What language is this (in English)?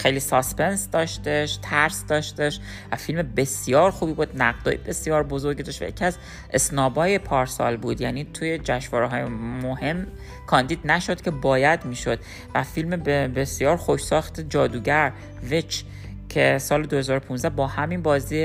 Persian